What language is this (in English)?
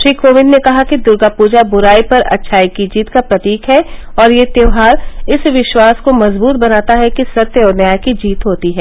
Hindi